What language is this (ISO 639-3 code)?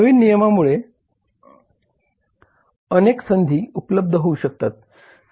mar